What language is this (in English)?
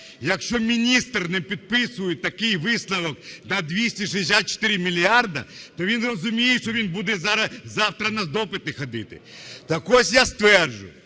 Ukrainian